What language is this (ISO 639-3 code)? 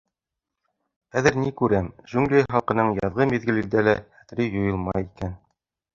bak